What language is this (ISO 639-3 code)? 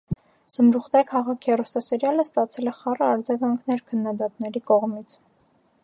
hye